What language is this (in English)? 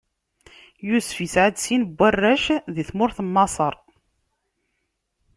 Kabyle